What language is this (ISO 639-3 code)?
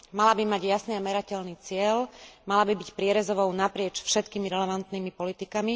slk